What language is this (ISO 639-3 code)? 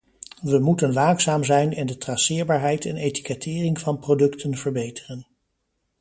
nld